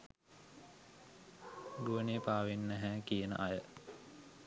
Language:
Sinhala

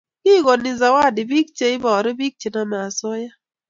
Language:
Kalenjin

